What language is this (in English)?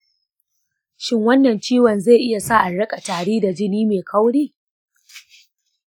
Hausa